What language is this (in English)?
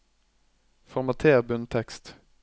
Norwegian